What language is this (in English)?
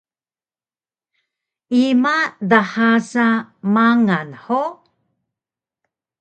Taroko